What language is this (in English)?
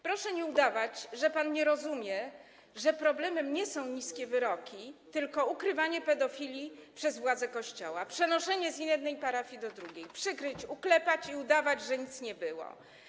Polish